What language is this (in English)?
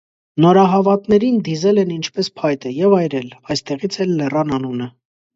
Armenian